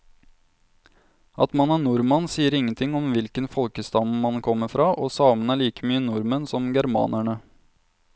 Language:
Norwegian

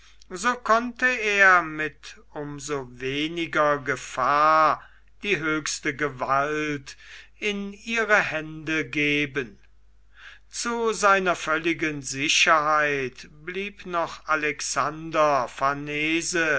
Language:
German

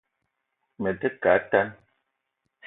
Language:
Eton (Cameroon)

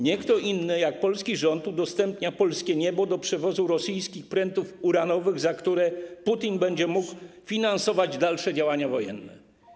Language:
Polish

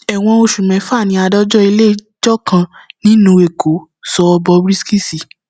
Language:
Yoruba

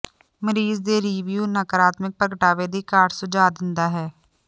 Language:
Punjabi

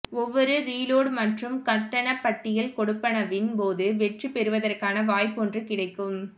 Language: Tamil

